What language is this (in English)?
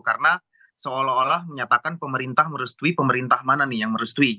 Indonesian